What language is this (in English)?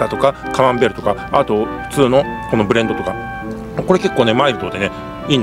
Japanese